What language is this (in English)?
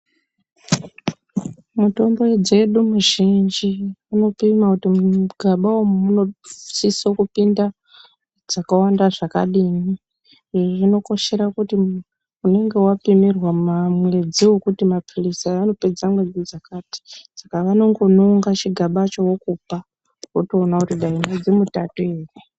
Ndau